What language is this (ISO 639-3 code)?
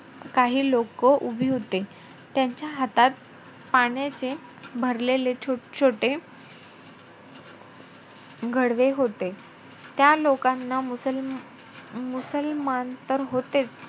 mar